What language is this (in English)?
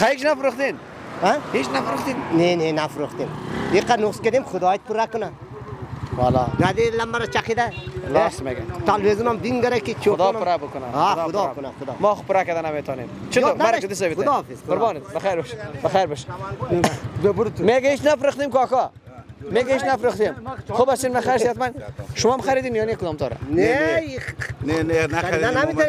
Persian